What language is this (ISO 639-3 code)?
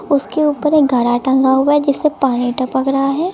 hin